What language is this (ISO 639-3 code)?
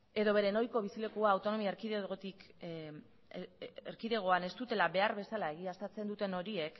eus